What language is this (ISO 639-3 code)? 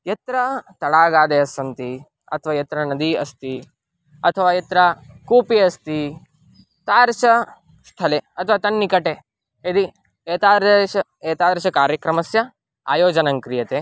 san